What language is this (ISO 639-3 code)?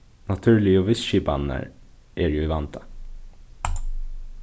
fao